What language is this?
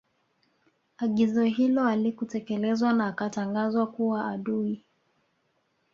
Swahili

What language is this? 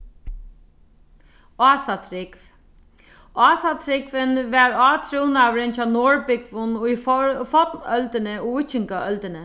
Faroese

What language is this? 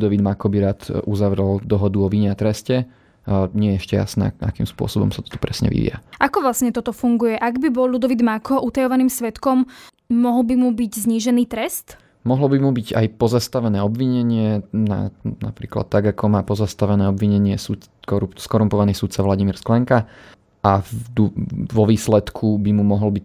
Slovak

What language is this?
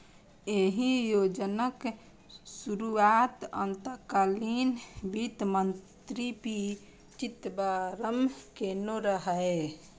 Maithili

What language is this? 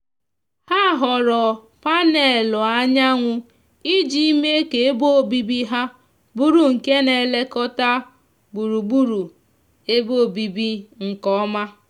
Igbo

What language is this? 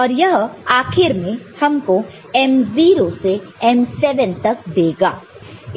Hindi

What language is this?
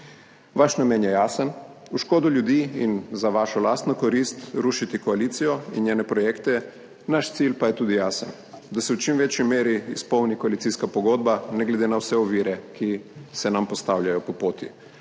Slovenian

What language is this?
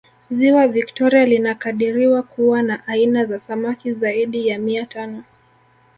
Swahili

